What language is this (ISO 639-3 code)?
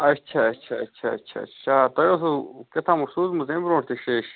kas